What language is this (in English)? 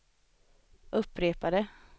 Swedish